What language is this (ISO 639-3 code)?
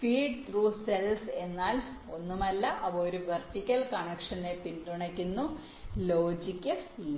mal